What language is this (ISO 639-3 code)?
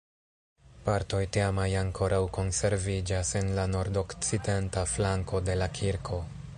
epo